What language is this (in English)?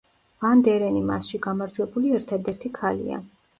Georgian